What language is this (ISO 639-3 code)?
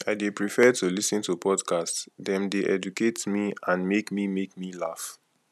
pcm